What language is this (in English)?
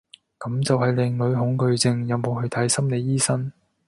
Cantonese